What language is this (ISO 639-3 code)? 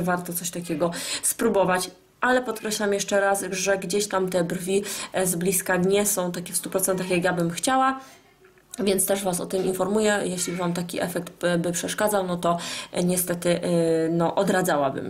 pol